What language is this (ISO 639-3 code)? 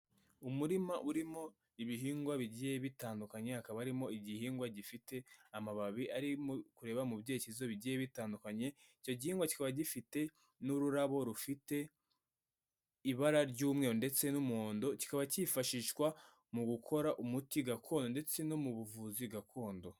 kin